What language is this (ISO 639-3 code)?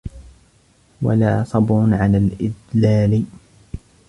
ara